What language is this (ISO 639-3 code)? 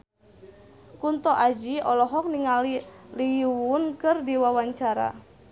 sun